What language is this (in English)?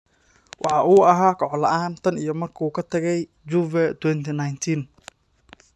Somali